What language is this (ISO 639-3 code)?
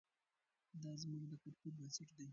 pus